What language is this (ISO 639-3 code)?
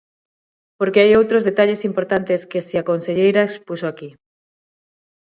glg